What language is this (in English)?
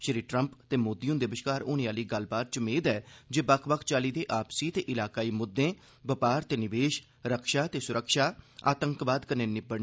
Dogri